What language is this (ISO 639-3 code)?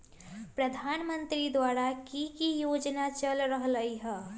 mag